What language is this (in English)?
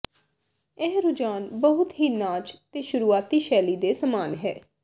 Punjabi